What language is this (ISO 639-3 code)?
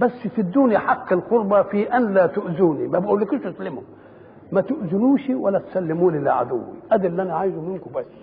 ara